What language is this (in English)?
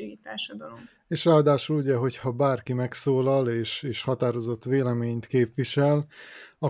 Hungarian